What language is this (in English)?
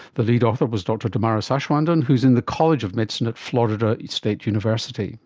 English